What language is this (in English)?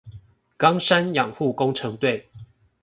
Chinese